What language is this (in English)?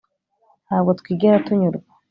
Kinyarwanda